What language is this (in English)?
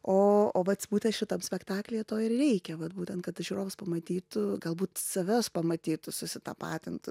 Lithuanian